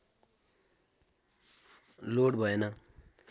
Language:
Nepali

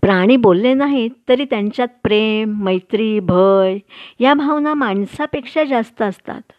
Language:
Marathi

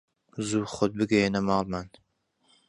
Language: Central Kurdish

